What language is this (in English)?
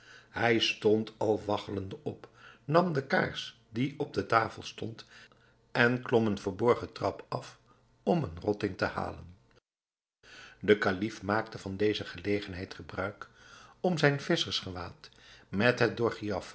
Dutch